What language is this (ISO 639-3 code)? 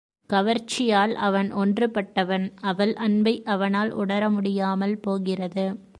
tam